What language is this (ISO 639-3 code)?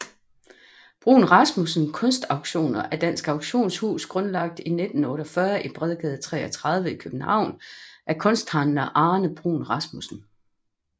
dan